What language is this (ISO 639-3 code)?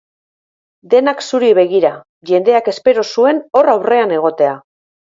eus